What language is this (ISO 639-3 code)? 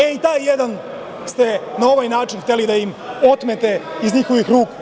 srp